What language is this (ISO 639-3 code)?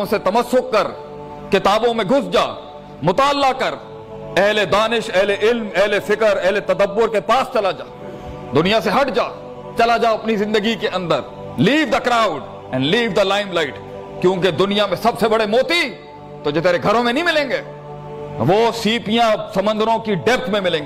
urd